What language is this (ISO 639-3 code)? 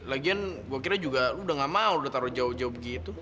ind